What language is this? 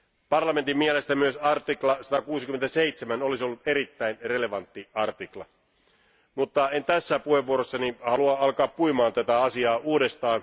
Finnish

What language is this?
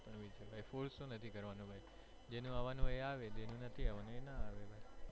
Gujarati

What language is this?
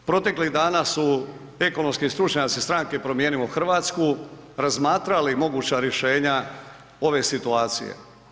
Croatian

